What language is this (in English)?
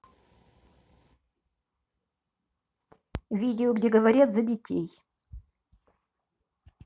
Russian